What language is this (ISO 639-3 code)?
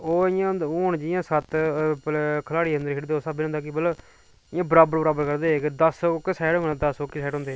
doi